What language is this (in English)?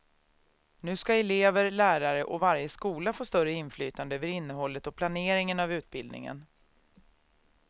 Swedish